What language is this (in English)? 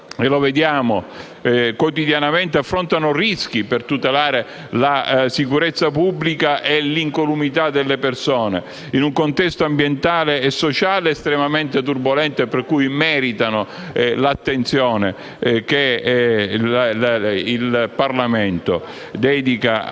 Italian